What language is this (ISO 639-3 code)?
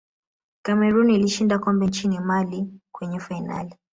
swa